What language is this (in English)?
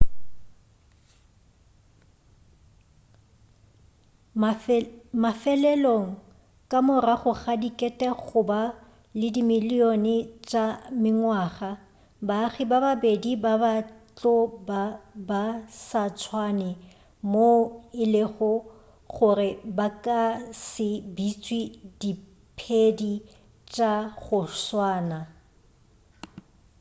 Northern Sotho